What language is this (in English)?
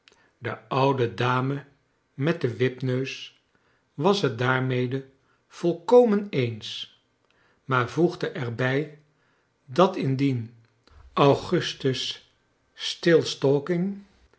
Dutch